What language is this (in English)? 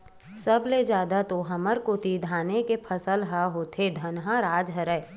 Chhattisgarhi